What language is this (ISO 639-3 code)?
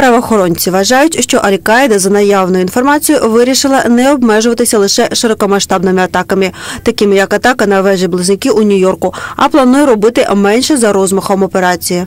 ukr